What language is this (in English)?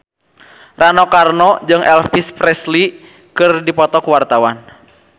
Sundanese